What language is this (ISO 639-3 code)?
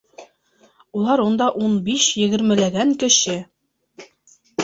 bak